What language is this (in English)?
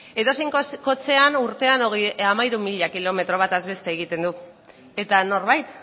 Basque